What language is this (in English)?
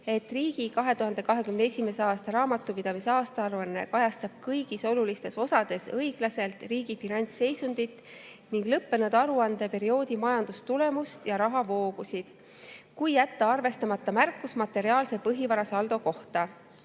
Estonian